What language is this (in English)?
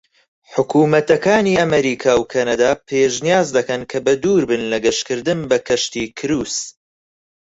Central Kurdish